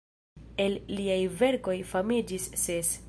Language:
Esperanto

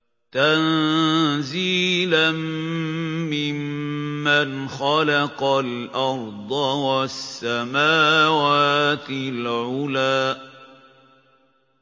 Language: Arabic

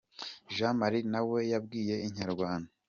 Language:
Kinyarwanda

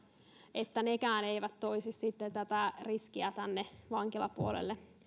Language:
Finnish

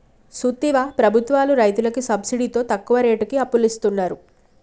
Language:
Telugu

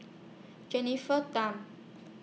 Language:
English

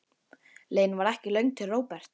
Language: Icelandic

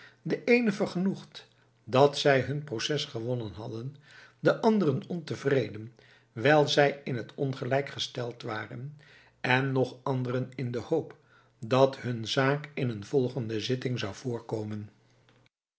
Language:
Dutch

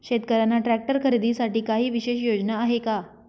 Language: Marathi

